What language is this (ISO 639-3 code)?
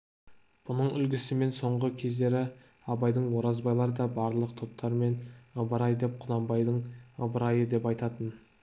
kaz